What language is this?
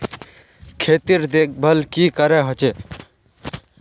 Magahi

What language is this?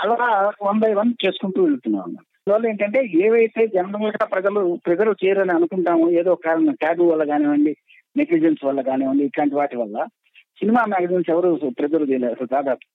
Telugu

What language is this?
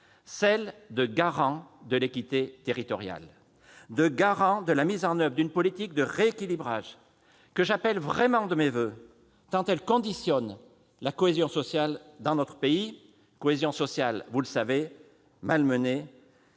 French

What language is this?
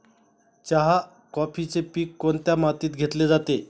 Marathi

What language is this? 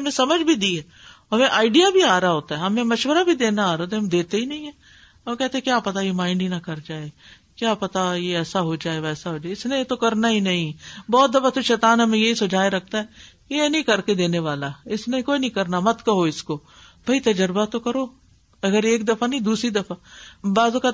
Urdu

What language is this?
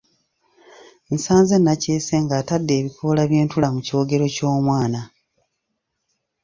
Ganda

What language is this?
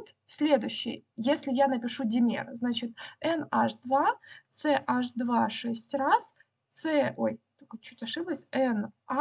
Russian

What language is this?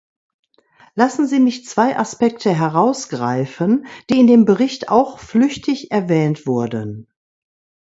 German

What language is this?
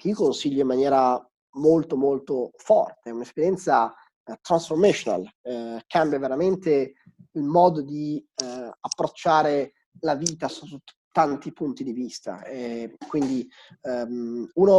Italian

